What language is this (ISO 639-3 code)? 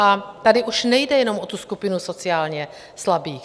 ces